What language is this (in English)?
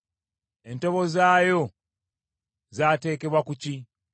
Ganda